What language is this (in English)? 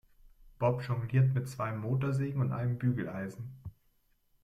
German